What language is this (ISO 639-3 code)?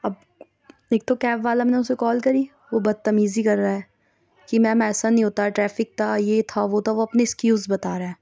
urd